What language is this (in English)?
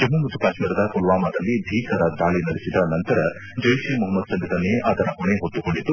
Kannada